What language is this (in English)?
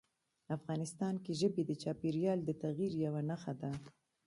Pashto